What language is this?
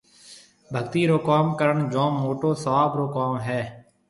Marwari (Pakistan)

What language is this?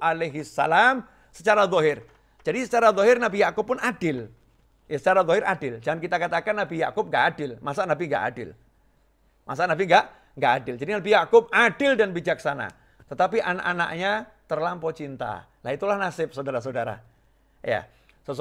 Indonesian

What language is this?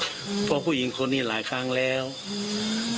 Thai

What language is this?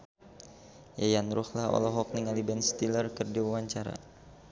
Sundanese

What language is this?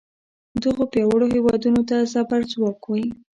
Pashto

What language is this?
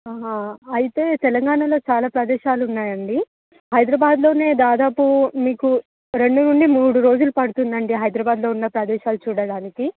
Telugu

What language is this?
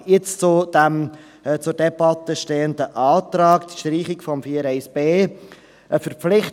Swiss German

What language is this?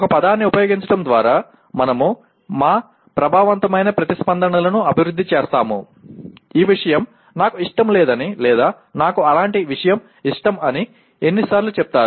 Telugu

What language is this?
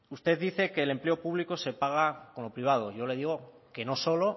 Spanish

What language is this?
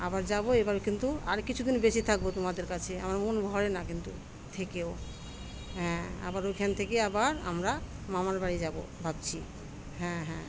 Bangla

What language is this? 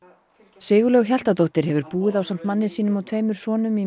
Icelandic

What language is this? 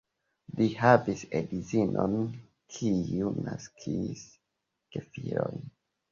Esperanto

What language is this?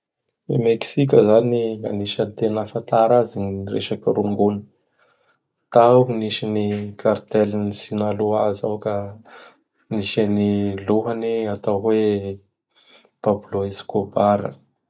Bara Malagasy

